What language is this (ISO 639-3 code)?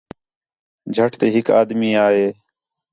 xhe